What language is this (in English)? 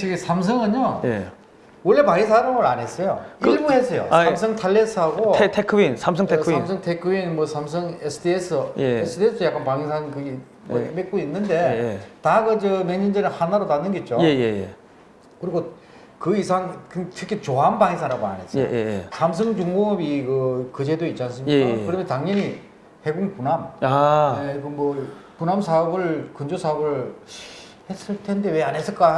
Korean